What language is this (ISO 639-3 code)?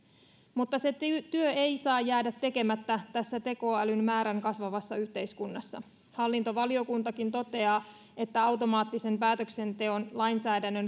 fin